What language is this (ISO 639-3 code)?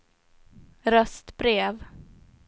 swe